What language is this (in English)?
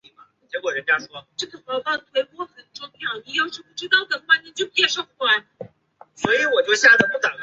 Chinese